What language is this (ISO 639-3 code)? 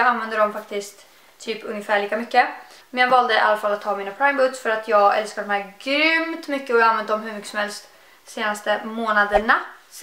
swe